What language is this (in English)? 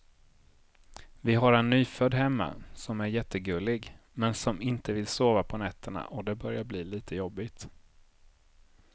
Swedish